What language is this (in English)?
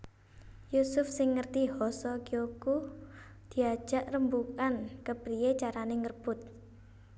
Javanese